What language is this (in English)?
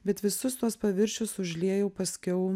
Lithuanian